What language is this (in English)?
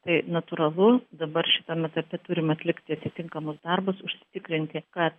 Lithuanian